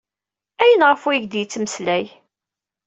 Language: Kabyle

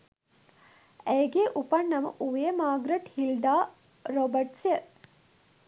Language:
Sinhala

